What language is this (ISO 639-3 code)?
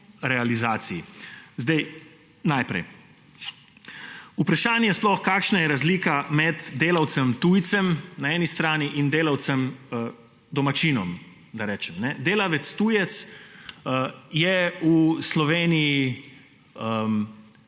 slv